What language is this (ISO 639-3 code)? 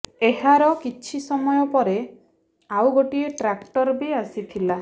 ori